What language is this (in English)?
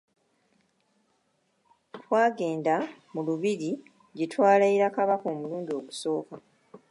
Ganda